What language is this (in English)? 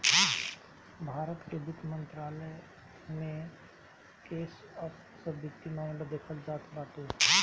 Bhojpuri